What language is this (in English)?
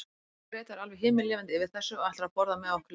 Icelandic